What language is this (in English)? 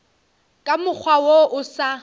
Northern Sotho